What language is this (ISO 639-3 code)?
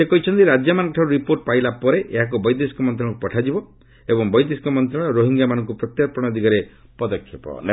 ori